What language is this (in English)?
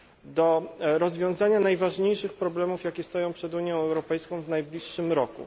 Polish